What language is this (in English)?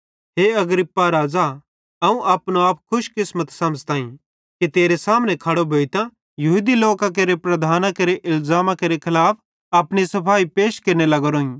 Bhadrawahi